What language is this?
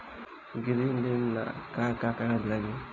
Bhojpuri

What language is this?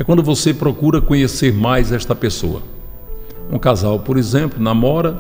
Portuguese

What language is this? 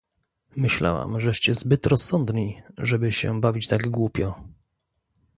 Polish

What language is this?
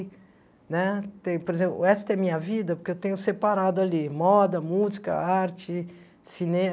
Portuguese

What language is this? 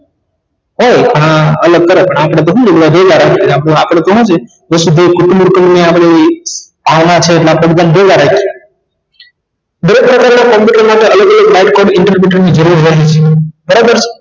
Gujarati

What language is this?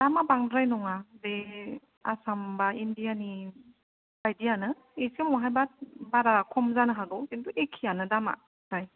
Bodo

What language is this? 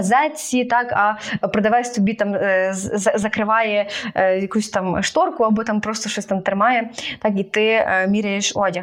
Ukrainian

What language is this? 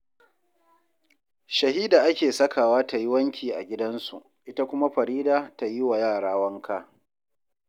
Hausa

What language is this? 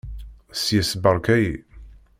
Kabyle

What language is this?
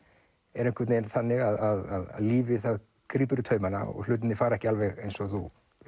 Icelandic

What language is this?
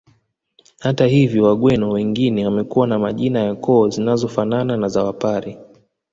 Swahili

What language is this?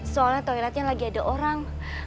Indonesian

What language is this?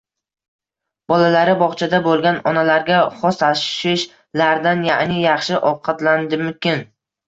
Uzbek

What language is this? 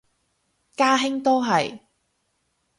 Cantonese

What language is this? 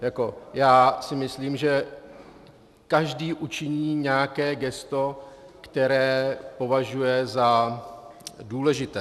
Czech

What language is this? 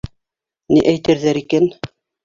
Bashkir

